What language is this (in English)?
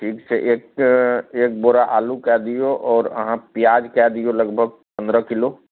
Maithili